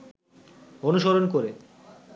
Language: Bangla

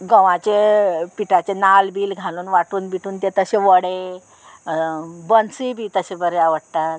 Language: Konkani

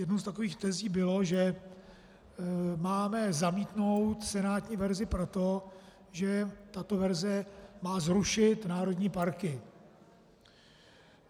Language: Czech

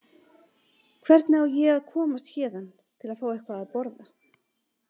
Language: Icelandic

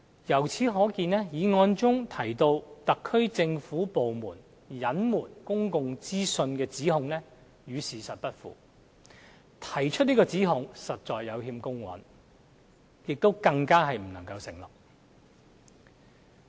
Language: Cantonese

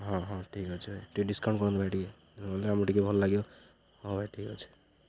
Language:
Odia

